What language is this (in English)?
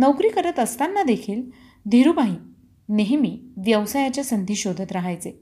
Marathi